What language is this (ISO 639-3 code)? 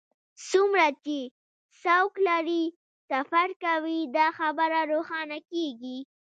pus